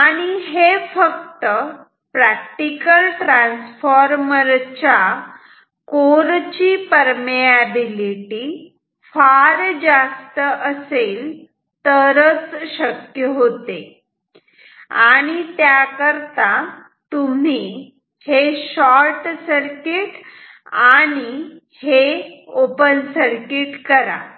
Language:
Marathi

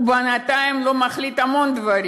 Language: Hebrew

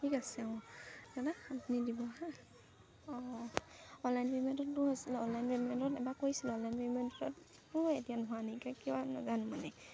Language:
Assamese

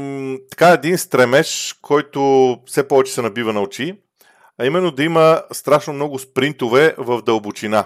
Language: Bulgarian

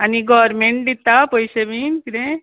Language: Konkani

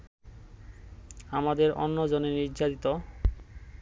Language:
Bangla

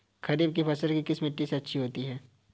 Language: Hindi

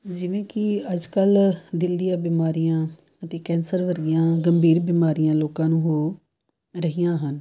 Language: Punjabi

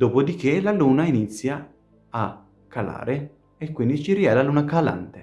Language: Italian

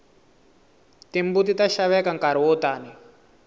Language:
Tsonga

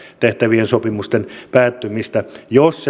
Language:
Finnish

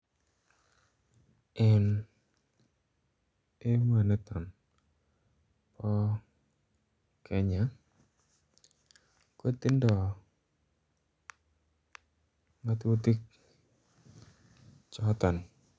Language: Kalenjin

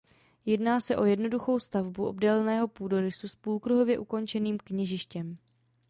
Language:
Czech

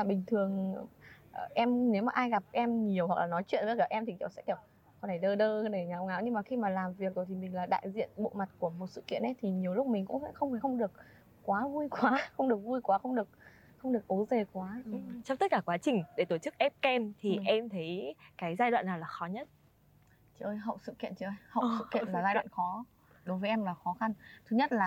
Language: Vietnamese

